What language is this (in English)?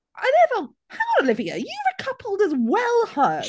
Welsh